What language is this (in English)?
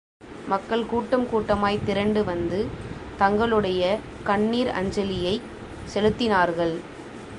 Tamil